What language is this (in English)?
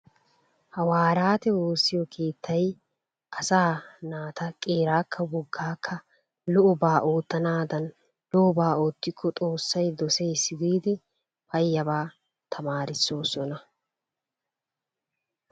Wolaytta